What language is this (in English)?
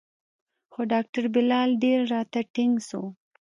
Pashto